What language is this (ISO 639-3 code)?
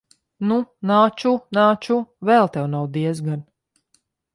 lav